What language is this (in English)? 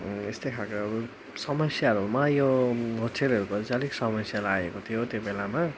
Nepali